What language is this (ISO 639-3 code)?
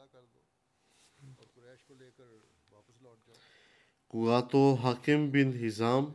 bul